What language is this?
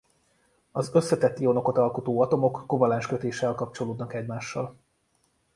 Hungarian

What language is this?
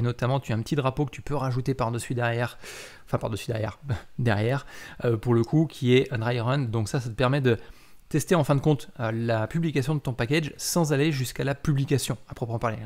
French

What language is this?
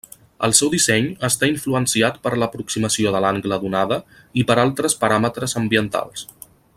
Catalan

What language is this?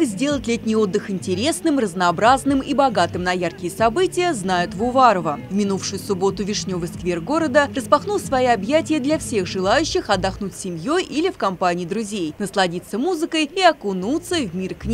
Russian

